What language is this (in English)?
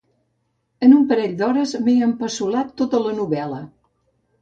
Catalan